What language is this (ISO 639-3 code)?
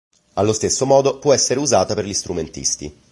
ita